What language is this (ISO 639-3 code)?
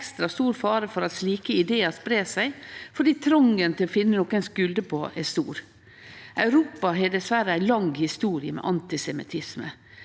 nor